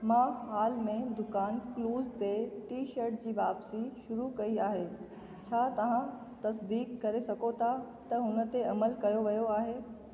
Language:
Sindhi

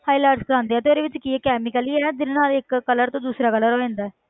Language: Punjabi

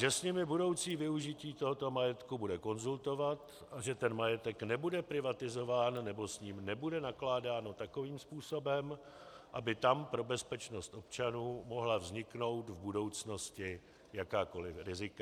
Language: Czech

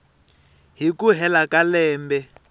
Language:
Tsonga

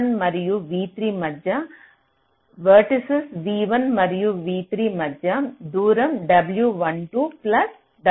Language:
Telugu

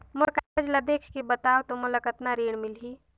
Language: Chhattisgarhi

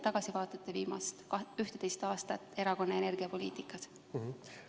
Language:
Estonian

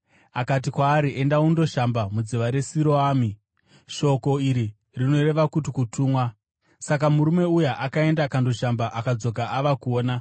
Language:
Shona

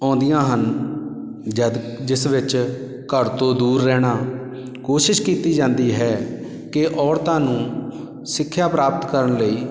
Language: Punjabi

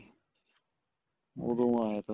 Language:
Punjabi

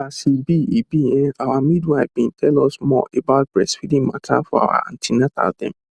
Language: Nigerian Pidgin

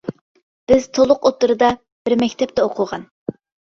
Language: Uyghur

